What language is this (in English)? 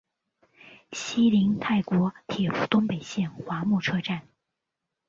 Chinese